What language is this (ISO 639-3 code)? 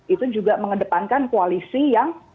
ind